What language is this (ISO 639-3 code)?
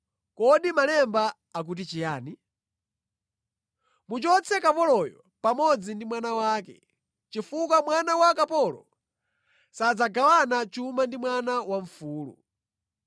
nya